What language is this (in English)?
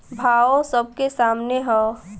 Bhojpuri